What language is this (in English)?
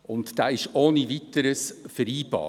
Swiss German